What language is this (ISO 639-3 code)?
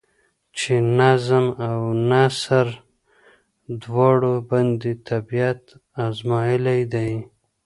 pus